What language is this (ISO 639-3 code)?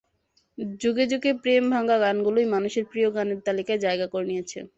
ben